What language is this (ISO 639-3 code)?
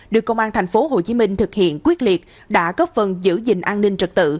vie